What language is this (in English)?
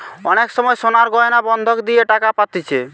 Bangla